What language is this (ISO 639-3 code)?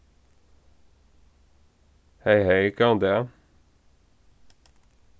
fao